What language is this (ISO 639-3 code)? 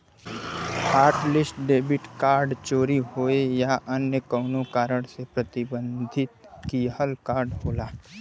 bho